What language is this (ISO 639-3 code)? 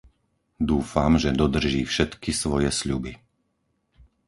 slk